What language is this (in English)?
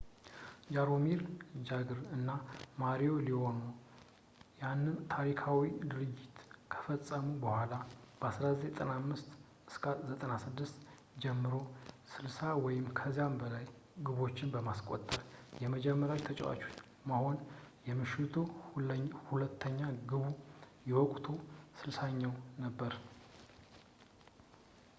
Amharic